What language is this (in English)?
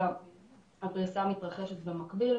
Hebrew